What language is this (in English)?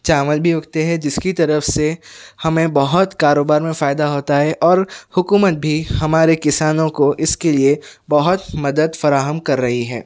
Urdu